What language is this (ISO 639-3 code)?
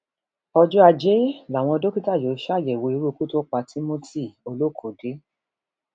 yor